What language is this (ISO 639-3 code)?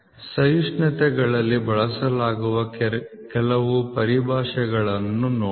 kan